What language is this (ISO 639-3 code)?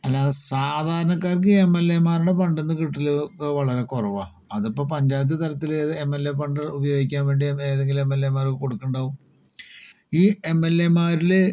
mal